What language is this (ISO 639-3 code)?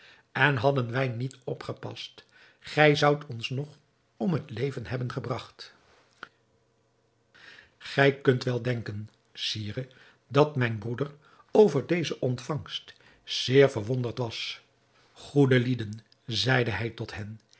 nld